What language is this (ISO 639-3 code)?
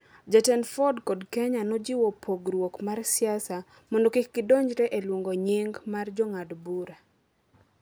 luo